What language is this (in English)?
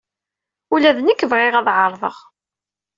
Kabyle